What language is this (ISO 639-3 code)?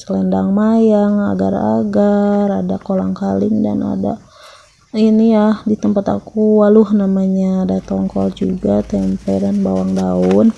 ind